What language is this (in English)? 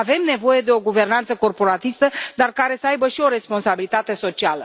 Romanian